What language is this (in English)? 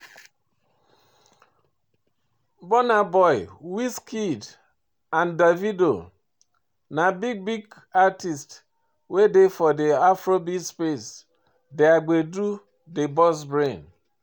Nigerian Pidgin